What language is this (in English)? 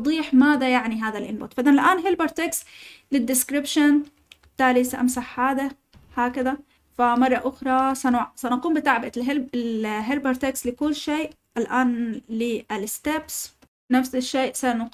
Arabic